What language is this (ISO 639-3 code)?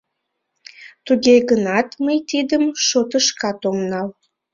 chm